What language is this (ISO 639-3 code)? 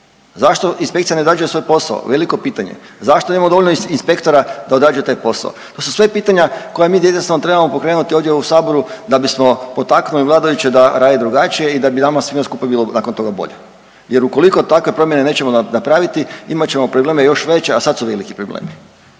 hrv